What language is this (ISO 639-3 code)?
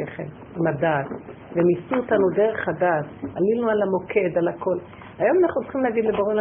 heb